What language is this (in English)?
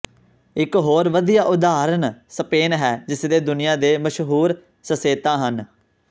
Punjabi